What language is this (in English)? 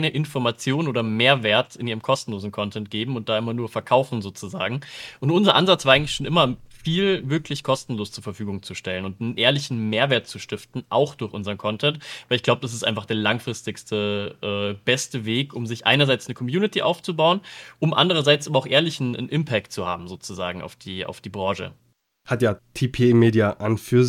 German